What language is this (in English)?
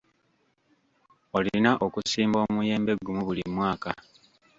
Ganda